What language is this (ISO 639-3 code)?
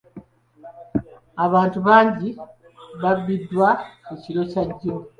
lug